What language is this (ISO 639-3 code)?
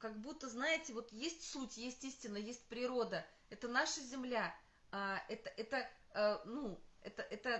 rus